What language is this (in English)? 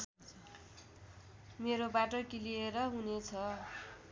Nepali